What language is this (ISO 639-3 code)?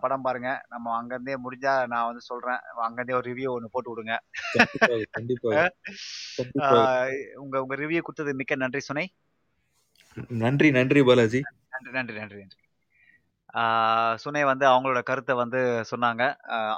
tam